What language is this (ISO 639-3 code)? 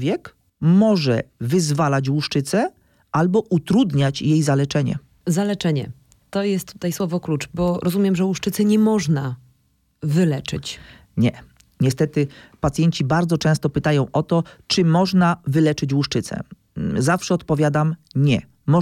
pol